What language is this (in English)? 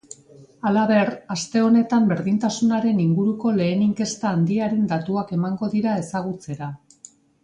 Basque